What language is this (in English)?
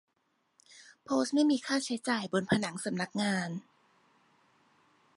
Thai